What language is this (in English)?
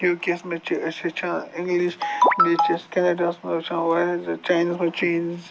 Kashmiri